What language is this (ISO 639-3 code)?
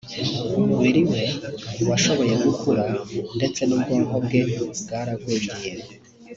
kin